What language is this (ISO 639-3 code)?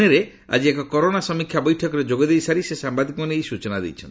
ori